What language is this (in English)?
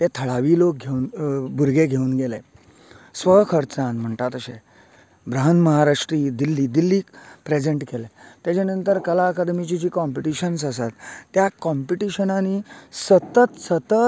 Konkani